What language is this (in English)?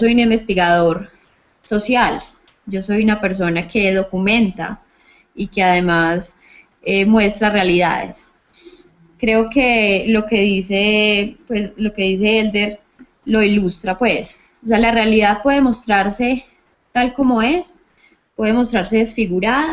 Spanish